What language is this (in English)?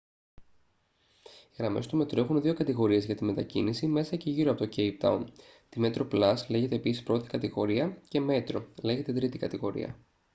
Greek